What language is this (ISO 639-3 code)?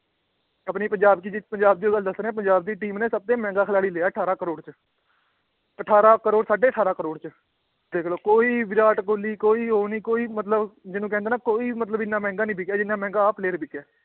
pan